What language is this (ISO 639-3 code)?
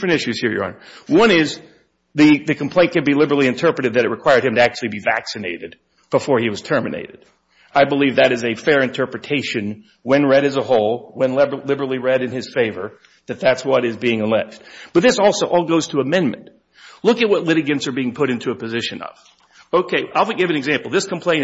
eng